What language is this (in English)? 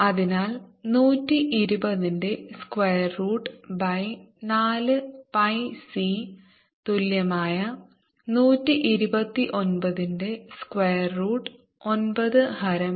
Malayalam